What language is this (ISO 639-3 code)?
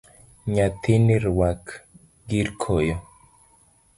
luo